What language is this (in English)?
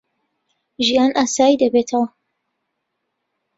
Central Kurdish